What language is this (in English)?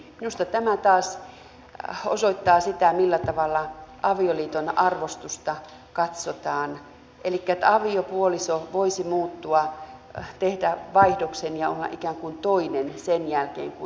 Finnish